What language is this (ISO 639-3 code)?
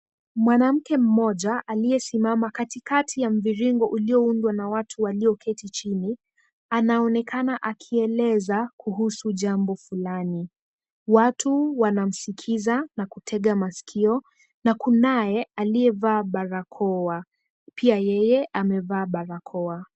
swa